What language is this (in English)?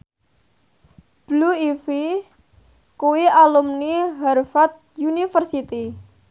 Javanese